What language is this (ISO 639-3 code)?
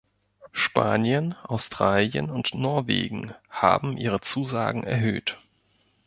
deu